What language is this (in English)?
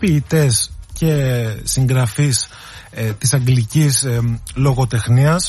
Greek